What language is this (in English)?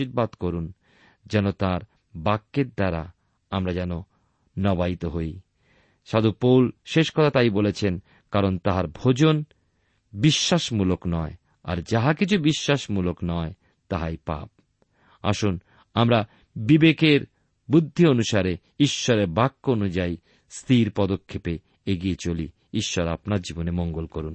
Bangla